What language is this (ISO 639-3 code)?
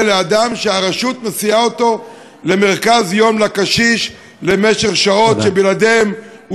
heb